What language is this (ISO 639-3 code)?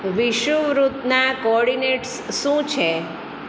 guj